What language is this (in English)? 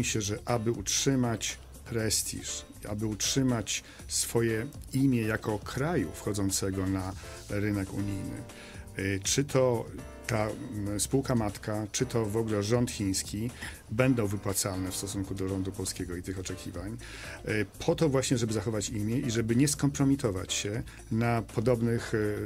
Polish